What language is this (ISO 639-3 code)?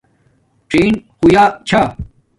dmk